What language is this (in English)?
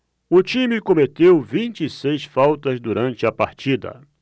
Portuguese